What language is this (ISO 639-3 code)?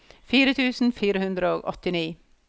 nor